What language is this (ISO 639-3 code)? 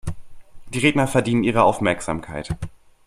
deu